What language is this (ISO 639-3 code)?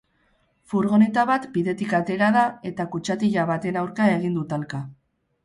eus